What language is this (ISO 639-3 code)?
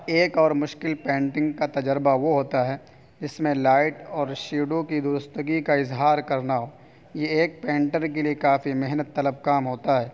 urd